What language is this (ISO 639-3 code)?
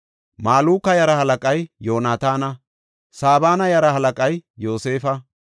gof